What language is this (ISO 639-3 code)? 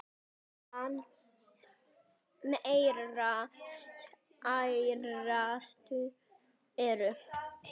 isl